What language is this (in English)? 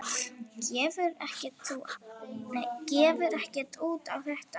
Icelandic